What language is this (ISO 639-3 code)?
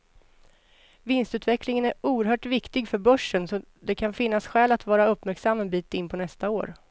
swe